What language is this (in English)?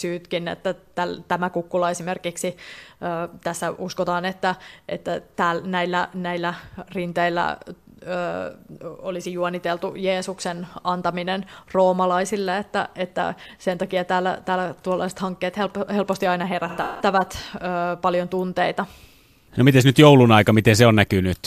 Finnish